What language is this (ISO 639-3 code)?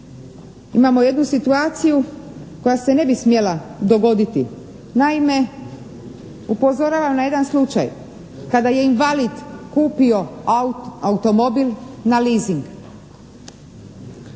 hrv